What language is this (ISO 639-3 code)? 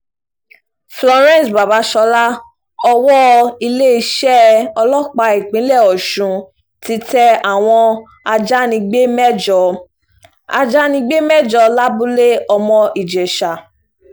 yor